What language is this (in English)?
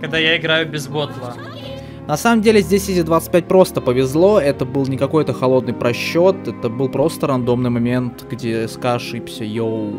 Russian